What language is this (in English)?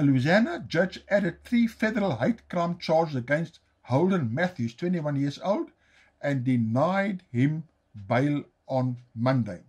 Dutch